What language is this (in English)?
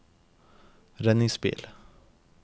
Norwegian